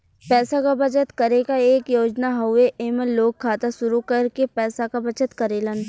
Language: Bhojpuri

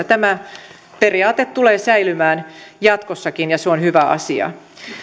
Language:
Finnish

